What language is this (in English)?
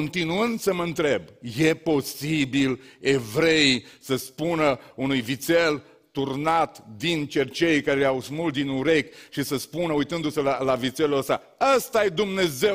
Romanian